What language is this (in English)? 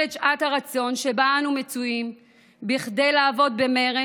Hebrew